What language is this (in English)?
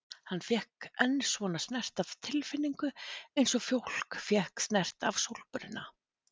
Icelandic